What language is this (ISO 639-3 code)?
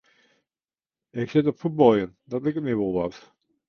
fry